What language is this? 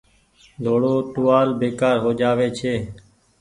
Goaria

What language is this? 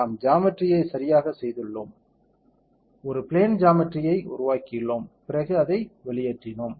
Tamil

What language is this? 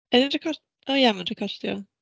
Welsh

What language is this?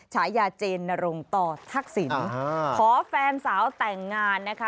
Thai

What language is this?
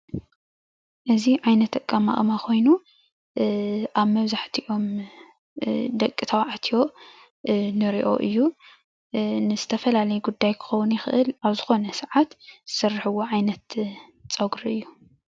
Tigrinya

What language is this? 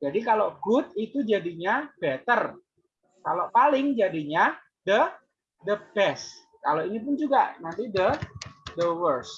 Indonesian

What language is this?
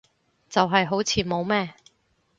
Cantonese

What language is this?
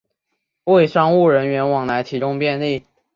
Chinese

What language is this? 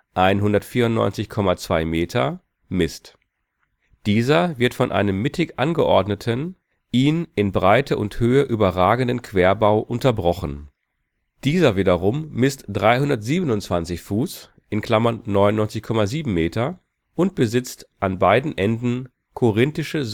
German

